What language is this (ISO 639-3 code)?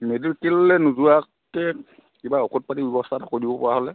asm